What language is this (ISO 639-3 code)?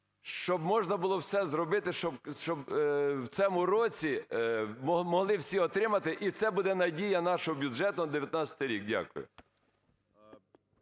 ukr